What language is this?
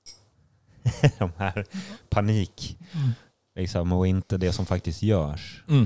Swedish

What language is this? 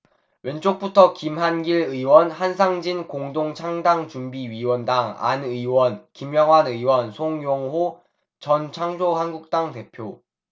Korean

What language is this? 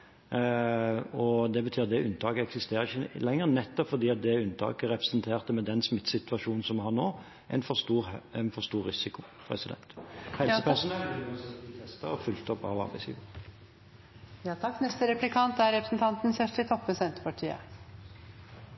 Norwegian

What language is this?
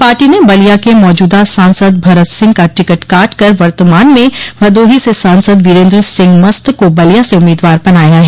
Hindi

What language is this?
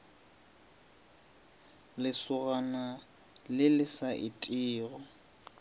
Northern Sotho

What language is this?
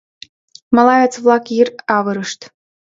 Mari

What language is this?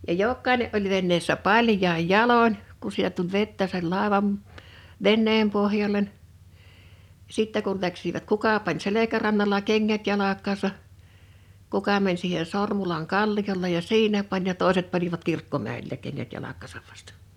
Finnish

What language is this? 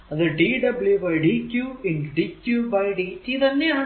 Malayalam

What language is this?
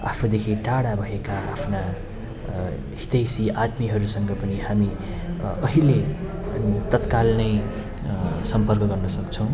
Nepali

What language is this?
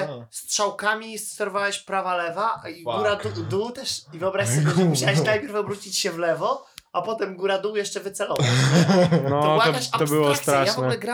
Polish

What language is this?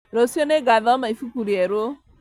Kikuyu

